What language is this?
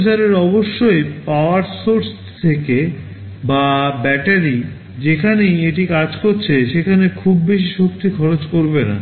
Bangla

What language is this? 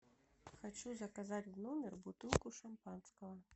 Russian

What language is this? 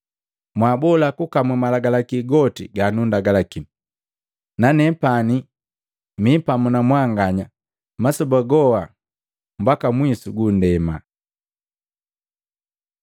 Matengo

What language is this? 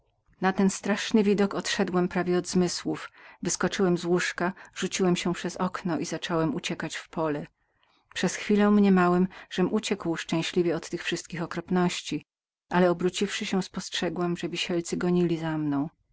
Polish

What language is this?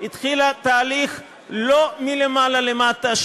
Hebrew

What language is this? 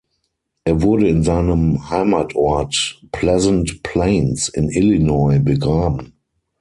German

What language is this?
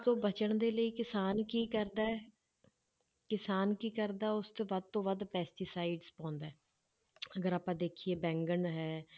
Punjabi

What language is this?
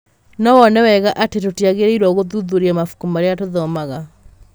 Kikuyu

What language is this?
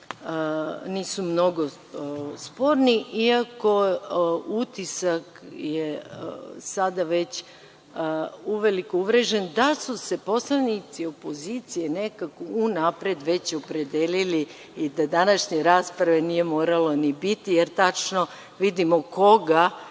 Serbian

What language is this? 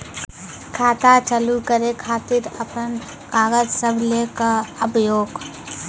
Maithili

